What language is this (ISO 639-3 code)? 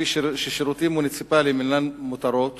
heb